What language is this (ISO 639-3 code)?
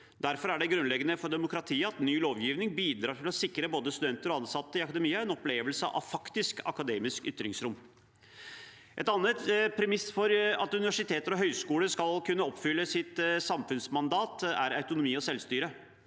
nor